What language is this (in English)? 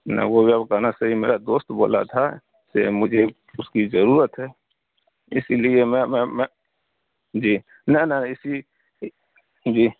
Urdu